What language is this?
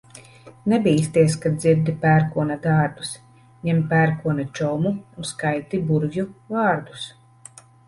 Latvian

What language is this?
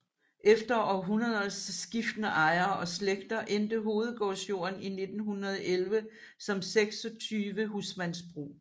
Danish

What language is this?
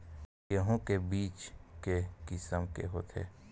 Chhattisgarhi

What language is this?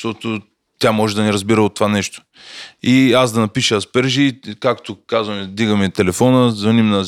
Bulgarian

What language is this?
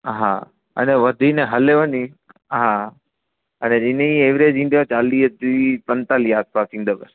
Sindhi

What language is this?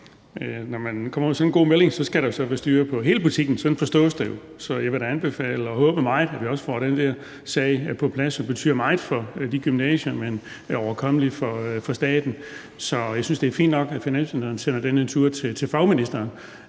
Danish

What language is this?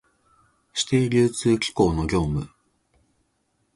Japanese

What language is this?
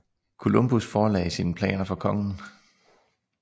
Danish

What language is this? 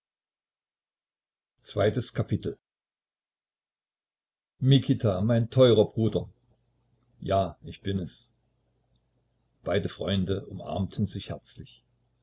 German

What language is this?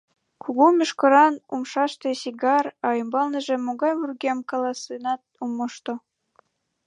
Mari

